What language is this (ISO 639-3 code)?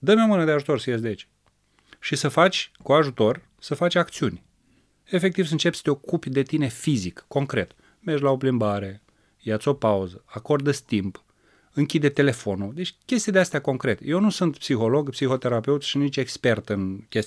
ron